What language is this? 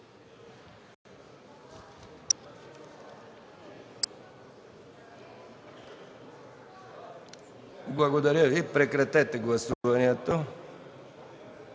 Bulgarian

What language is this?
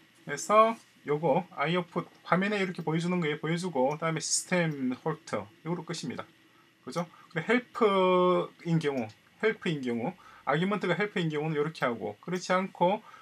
Korean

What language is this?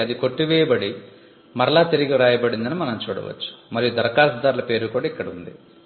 Telugu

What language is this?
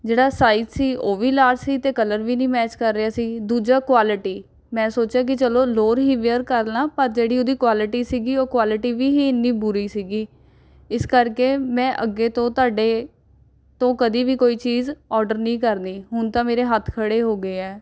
Punjabi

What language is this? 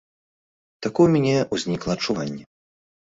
Belarusian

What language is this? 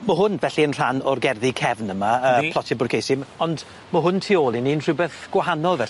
Welsh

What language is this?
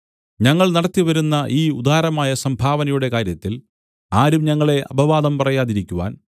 Malayalam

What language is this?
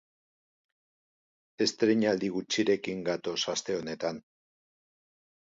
Basque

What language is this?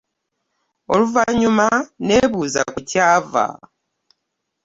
Ganda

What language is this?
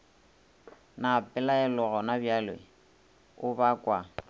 Northern Sotho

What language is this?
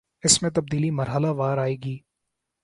Urdu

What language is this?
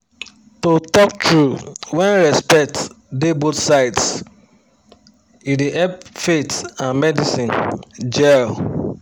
Nigerian Pidgin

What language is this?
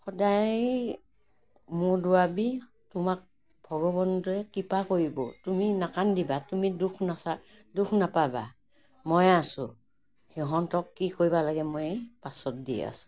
Assamese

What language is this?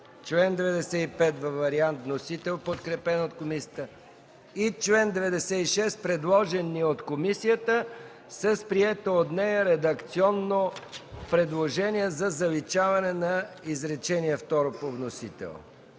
Bulgarian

